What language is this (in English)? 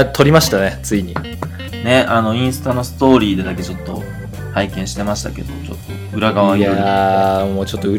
Japanese